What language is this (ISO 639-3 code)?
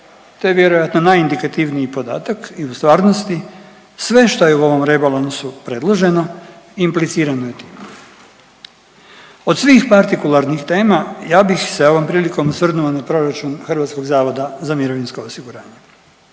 hrv